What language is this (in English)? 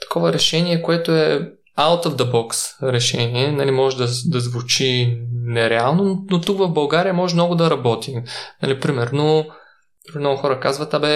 Bulgarian